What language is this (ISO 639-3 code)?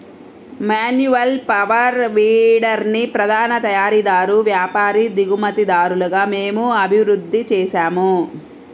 tel